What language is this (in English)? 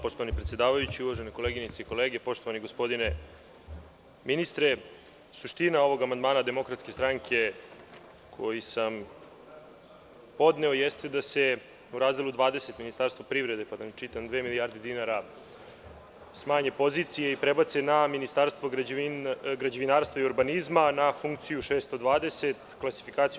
Serbian